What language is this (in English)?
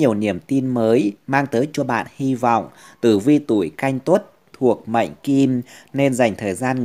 Vietnamese